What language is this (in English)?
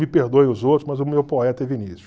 Portuguese